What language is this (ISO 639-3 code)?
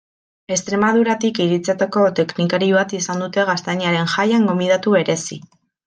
eus